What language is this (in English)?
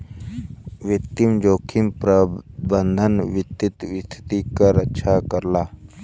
Bhojpuri